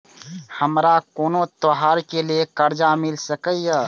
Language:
Maithili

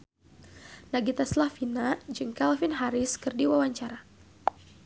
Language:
Sundanese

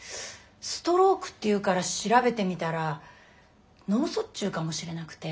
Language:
Japanese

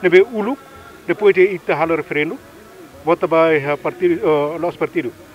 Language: Dutch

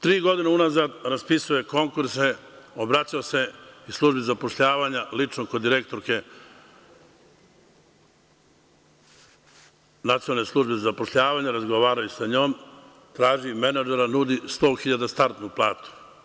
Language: Serbian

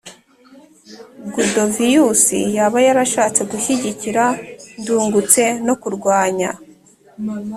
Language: Kinyarwanda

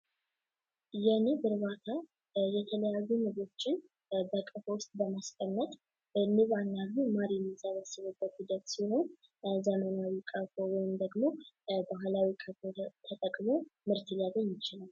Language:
Amharic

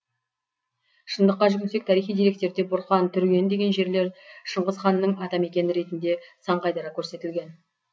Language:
Kazakh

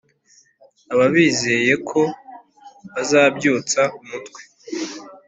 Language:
Kinyarwanda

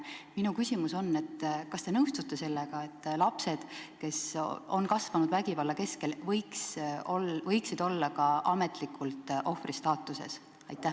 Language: Estonian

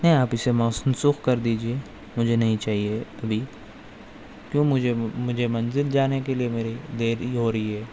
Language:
Urdu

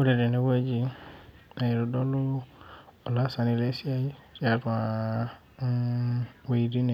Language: Masai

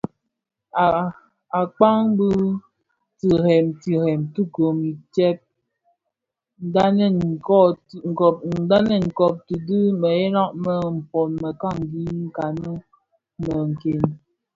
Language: Bafia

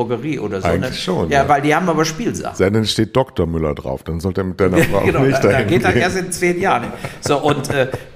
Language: German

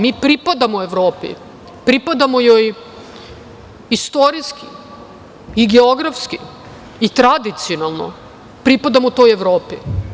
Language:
Serbian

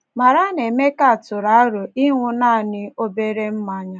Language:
Igbo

